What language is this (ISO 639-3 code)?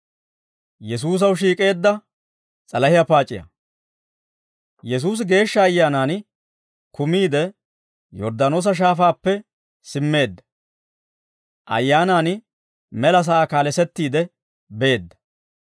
dwr